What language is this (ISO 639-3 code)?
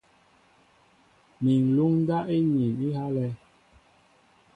mbo